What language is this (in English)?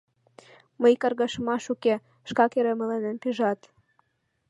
Mari